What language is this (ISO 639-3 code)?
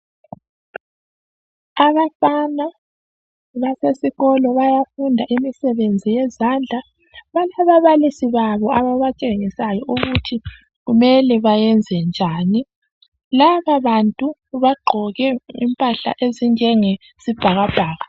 nde